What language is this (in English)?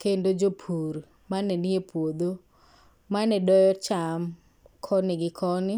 Luo (Kenya and Tanzania)